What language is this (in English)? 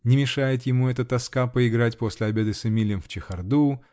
Russian